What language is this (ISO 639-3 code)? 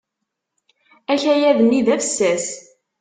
kab